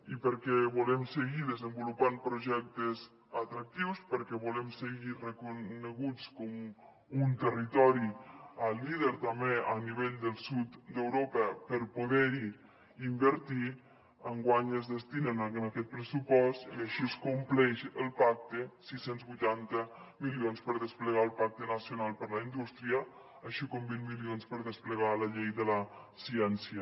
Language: Catalan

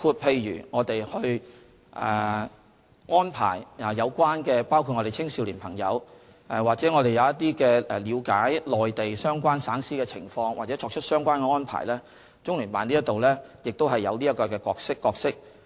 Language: Cantonese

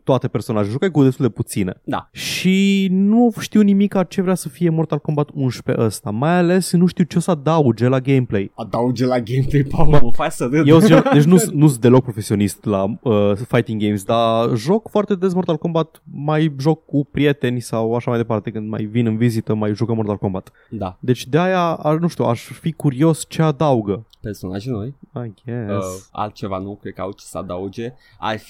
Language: Romanian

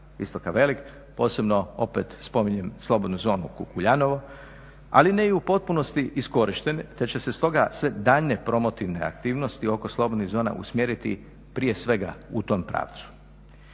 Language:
Croatian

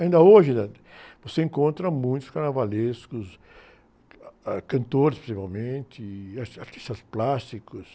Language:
Portuguese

